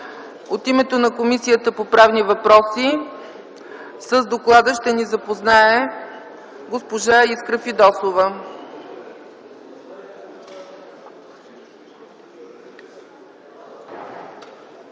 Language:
Bulgarian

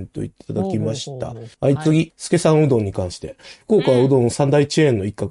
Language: Japanese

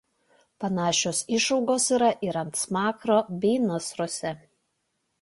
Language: Lithuanian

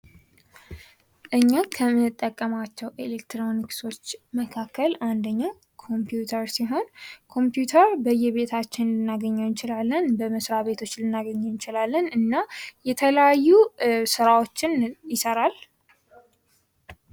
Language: Amharic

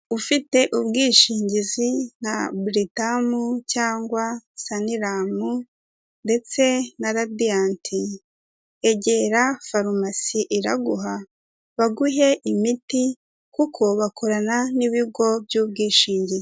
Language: Kinyarwanda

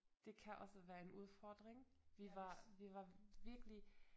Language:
Danish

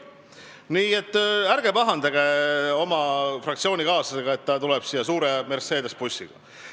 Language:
Estonian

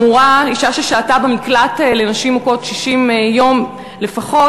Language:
Hebrew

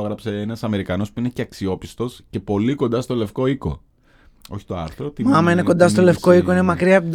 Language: Greek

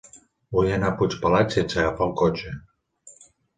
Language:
Catalan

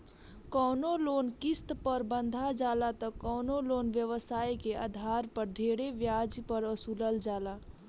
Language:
Bhojpuri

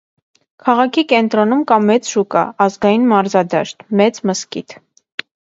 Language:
Armenian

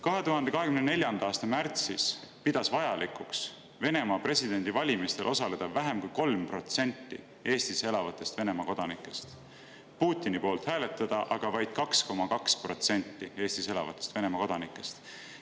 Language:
Estonian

